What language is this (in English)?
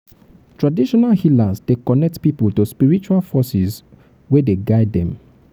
Nigerian Pidgin